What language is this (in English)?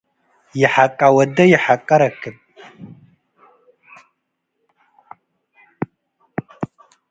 Tigre